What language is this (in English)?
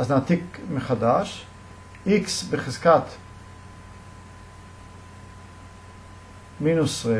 Hebrew